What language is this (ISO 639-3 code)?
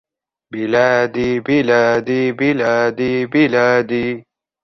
ara